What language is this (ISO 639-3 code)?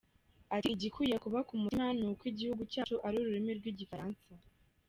kin